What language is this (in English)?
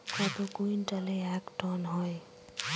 Bangla